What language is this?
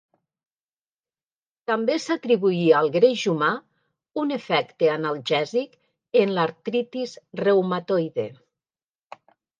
Catalan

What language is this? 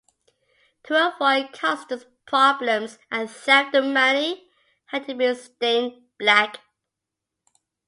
English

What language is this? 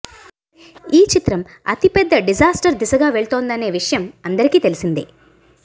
Telugu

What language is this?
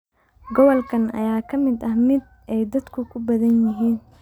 Somali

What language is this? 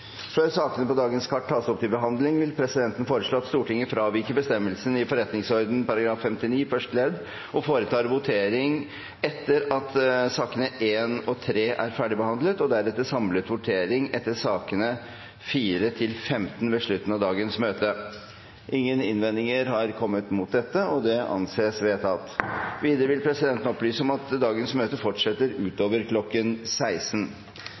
Norwegian Bokmål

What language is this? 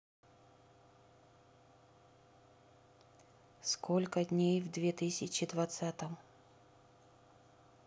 Russian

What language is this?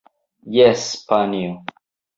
Esperanto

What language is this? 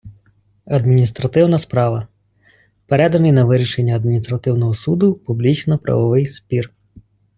Ukrainian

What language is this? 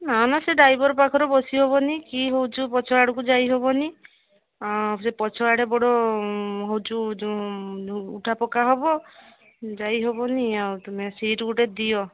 Odia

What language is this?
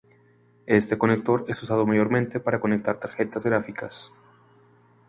Spanish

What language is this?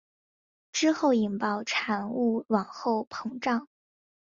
Chinese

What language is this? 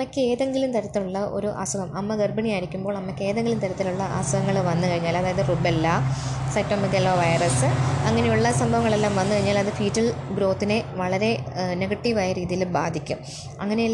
Malayalam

